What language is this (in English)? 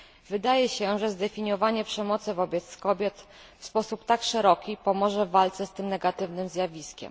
Polish